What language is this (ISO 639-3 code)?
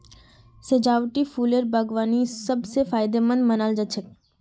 mag